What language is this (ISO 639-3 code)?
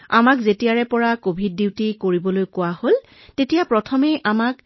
asm